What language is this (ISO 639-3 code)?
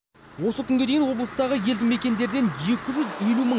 kaz